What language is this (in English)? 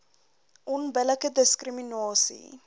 Afrikaans